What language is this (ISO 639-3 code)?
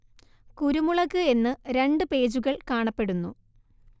mal